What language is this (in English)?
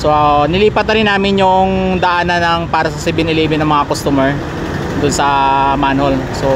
Filipino